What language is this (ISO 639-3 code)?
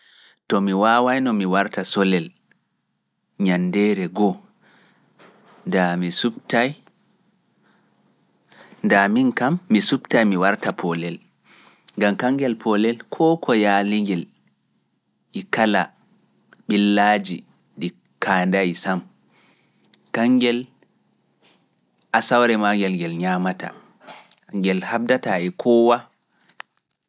ful